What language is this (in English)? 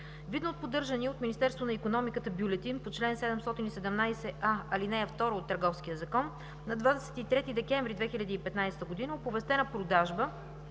Bulgarian